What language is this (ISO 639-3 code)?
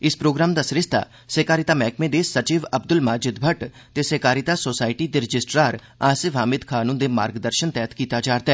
doi